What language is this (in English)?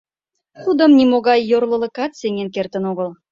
Mari